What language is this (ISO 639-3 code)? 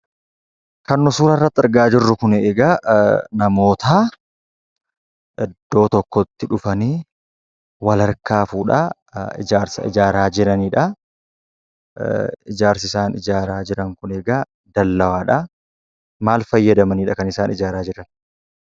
orm